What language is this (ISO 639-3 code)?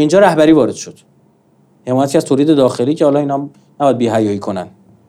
fas